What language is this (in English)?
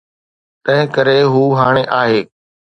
Sindhi